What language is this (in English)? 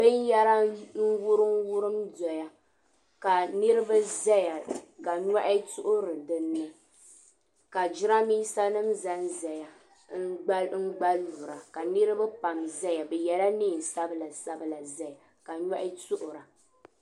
Dagbani